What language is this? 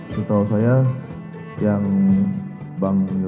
Indonesian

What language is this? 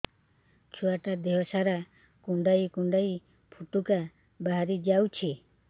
Odia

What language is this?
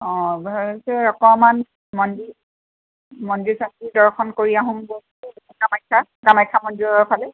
Assamese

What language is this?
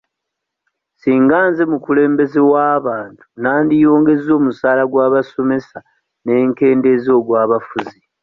Ganda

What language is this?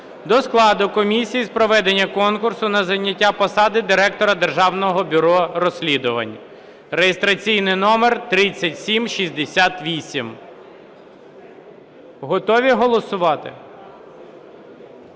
Ukrainian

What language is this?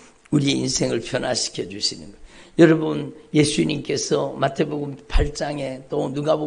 Korean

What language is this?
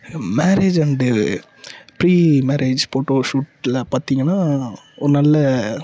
Tamil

